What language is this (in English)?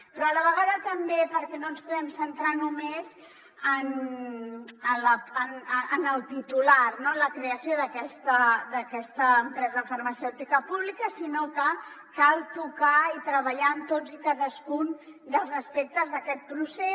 Catalan